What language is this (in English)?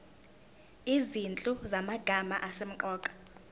Zulu